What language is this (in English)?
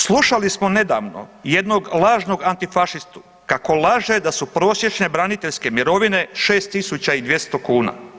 Croatian